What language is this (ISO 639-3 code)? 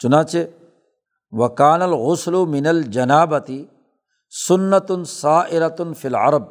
urd